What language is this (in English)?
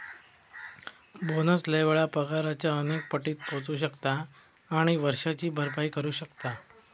Marathi